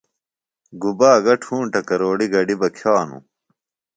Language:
Phalura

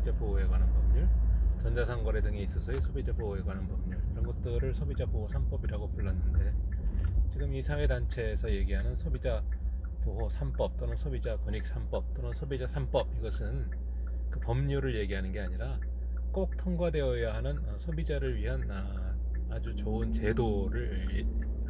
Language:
Korean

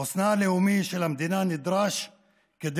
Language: Hebrew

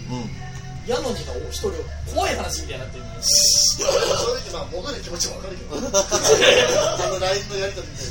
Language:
Japanese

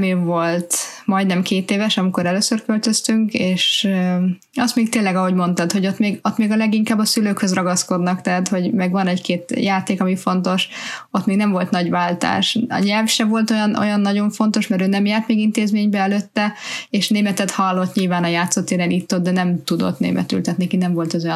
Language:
Hungarian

